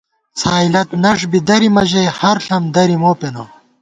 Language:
Gawar-Bati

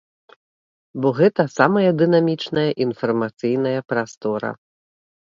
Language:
Belarusian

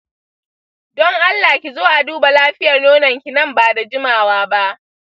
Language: Hausa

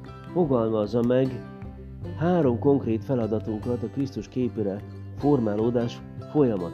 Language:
Hungarian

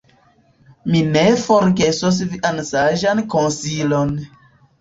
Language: Esperanto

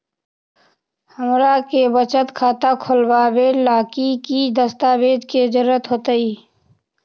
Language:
Magahi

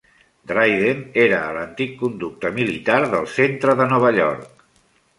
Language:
Catalan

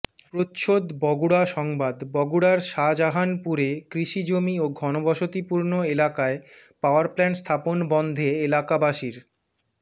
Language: Bangla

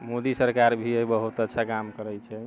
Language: Maithili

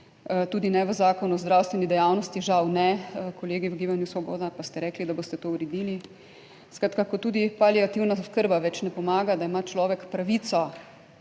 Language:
Slovenian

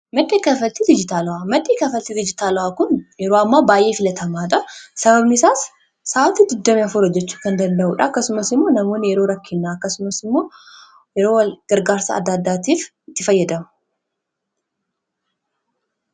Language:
Oromo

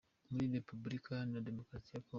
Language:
Kinyarwanda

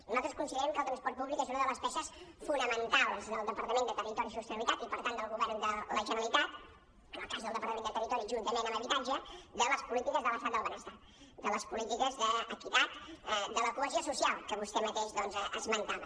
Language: Catalan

